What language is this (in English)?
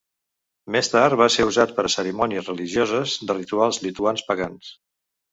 Catalan